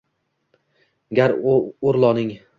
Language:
Uzbek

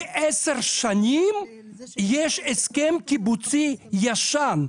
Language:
Hebrew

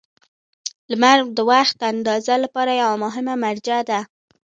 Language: Pashto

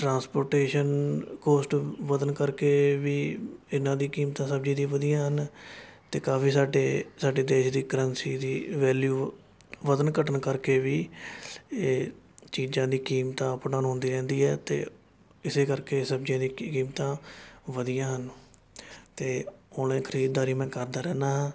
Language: Punjabi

